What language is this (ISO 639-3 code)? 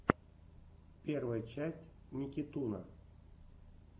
rus